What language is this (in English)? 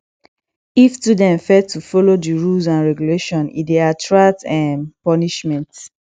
Nigerian Pidgin